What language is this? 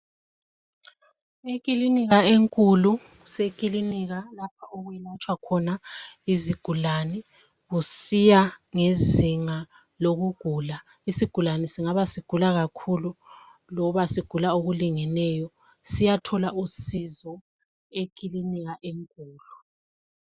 North Ndebele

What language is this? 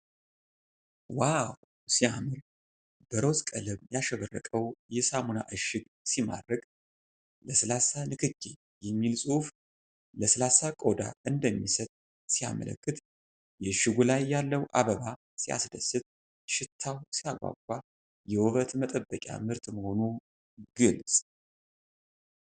Amharic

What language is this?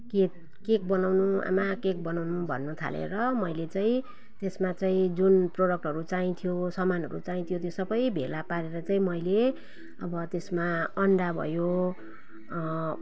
Nepali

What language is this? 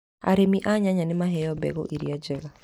Kikuyu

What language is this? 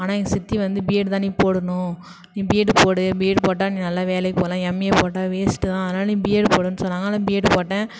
Tamil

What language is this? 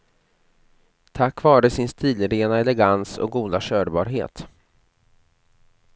Swedish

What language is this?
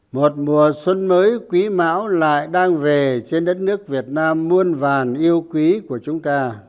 Vietnamese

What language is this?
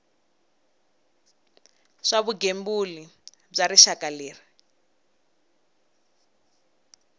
Tsonga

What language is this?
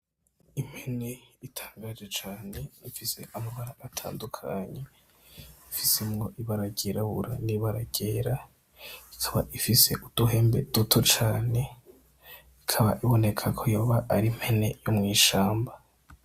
Rundi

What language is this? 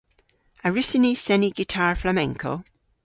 Cornish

